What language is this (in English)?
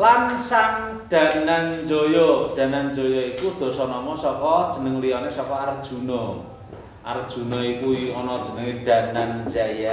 Indonesian